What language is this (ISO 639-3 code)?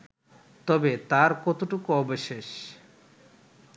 ben